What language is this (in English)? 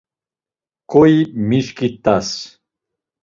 Laz